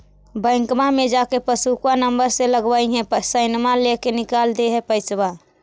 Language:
Magahi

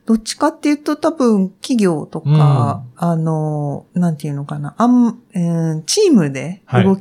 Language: Japanese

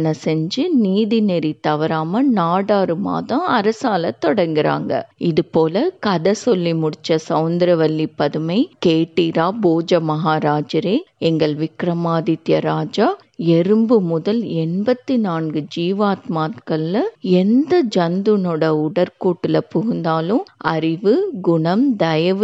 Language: Tamil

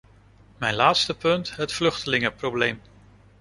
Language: Dutch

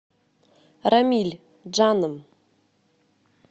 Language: Russian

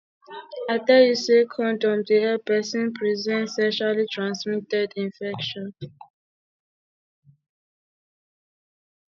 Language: Nigerian Pidgin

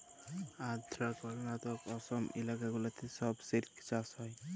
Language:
Bangla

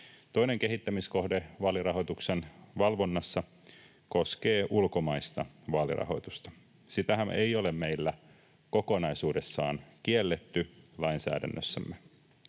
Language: Finnish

